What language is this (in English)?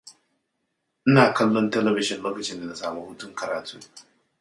Hausa